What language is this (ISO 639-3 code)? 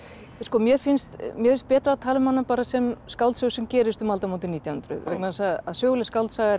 isl